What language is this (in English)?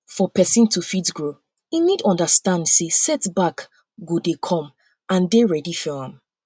Nigerian Pidgin